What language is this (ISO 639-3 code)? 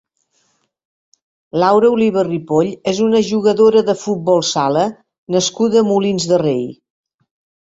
cat